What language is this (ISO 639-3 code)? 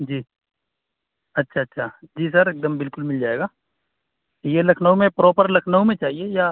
urd